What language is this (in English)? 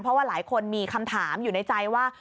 Thai